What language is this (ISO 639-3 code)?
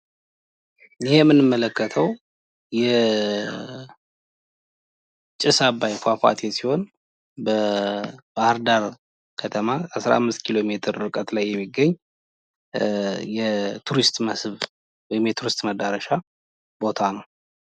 amh